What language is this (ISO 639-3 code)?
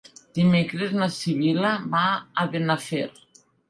cat